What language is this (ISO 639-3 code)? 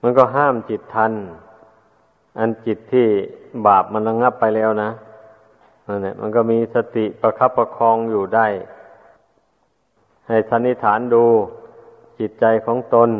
tha